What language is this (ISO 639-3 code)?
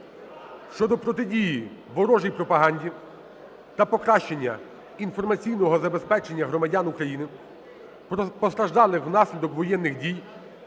ukr